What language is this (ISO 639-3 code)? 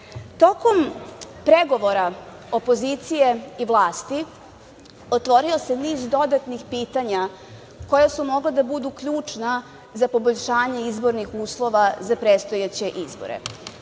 srp